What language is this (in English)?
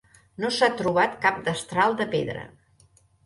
Catalan